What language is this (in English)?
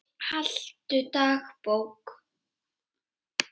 Icelandic